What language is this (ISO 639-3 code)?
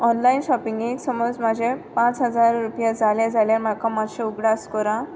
kok